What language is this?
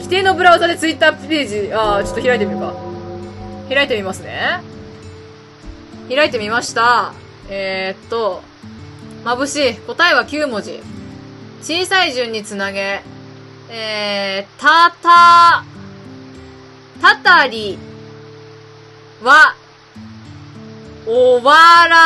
Japanese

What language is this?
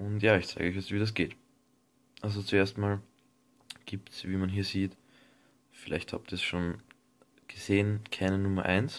German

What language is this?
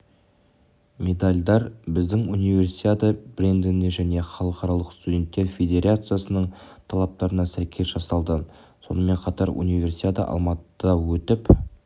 Kazakh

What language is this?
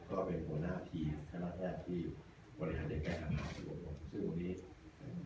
Thai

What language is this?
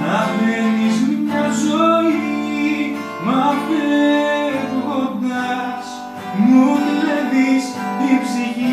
Greek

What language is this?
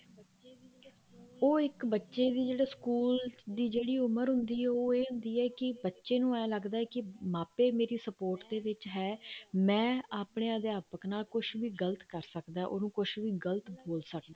Punjabi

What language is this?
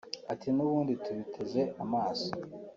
Kinyarwanda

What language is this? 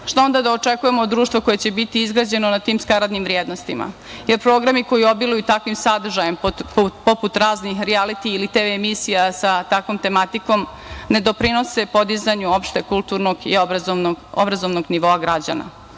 Serbian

